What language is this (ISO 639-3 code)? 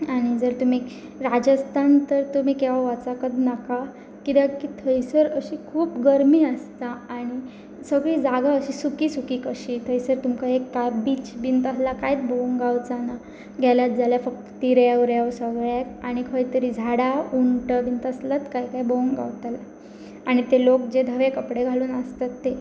kok